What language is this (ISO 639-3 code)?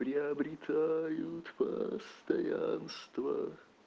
rus